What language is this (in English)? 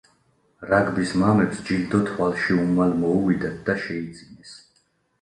Georgian